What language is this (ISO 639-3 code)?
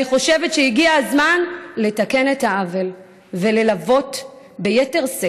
heb